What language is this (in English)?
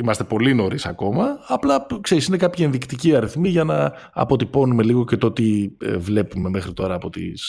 Greek